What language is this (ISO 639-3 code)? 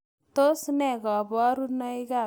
kln